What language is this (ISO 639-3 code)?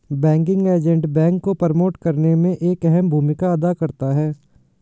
hin